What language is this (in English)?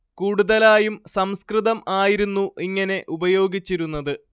Malayalam